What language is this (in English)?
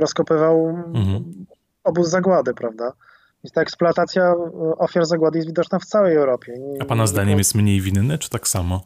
Polish